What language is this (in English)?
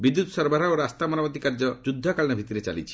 Odia